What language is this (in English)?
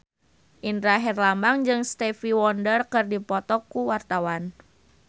Sundanese